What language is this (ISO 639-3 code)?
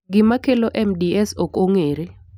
luo